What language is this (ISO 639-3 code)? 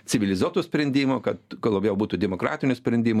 lit